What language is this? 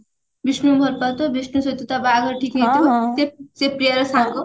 Odia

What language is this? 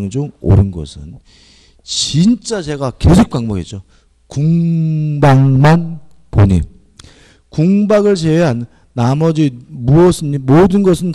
Korean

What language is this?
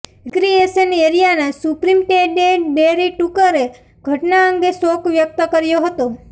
Gujarati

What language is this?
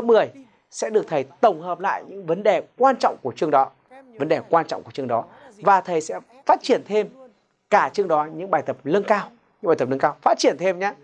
Vietnamese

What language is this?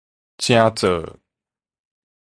Min Nan Chinese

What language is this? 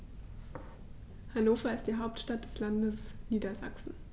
German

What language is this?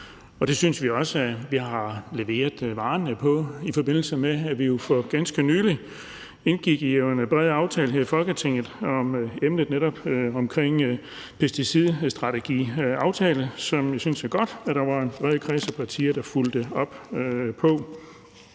Danish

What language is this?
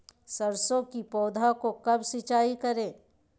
Magahi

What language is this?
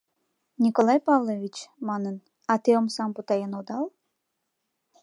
Mari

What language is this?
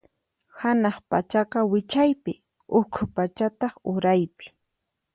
Puno Quechua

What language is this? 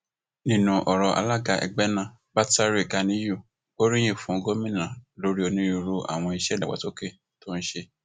Yoruba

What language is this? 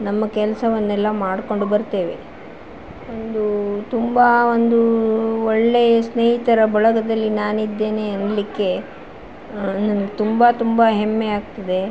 Kannada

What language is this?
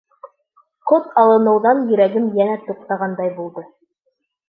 Bashkir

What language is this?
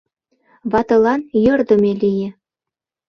Mari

